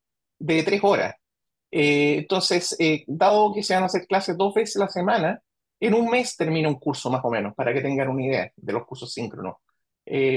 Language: Spanish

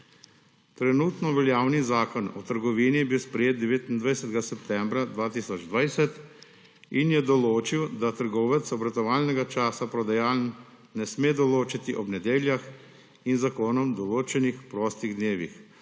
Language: Slovenian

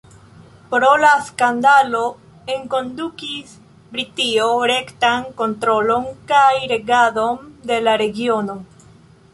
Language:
Esperanto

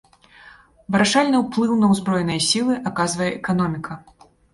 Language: Belarusian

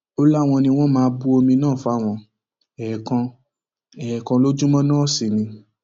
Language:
Yoruba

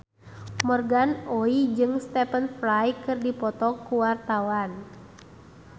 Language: Sundanese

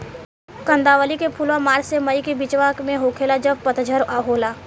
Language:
Bhojpuri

